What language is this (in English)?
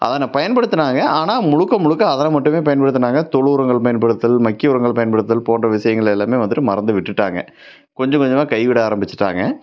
Tamil